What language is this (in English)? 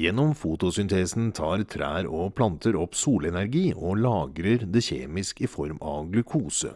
Norwegian